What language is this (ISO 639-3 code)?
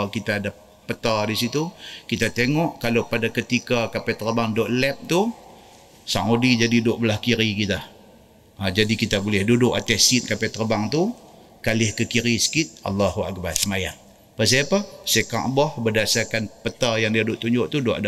msa